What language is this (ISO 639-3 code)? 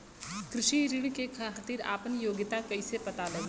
bho